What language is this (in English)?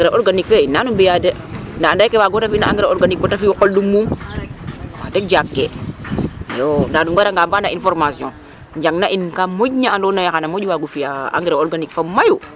Serer